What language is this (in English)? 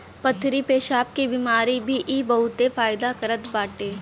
Bhojpuri